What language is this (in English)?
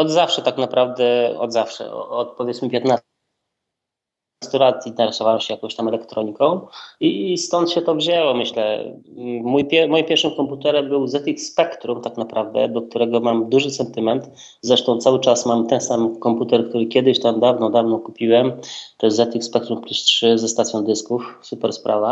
Polish